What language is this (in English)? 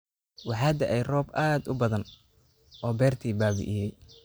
Somali